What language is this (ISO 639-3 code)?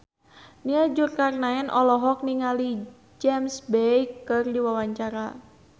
sun